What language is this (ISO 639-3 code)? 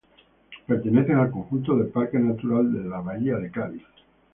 spa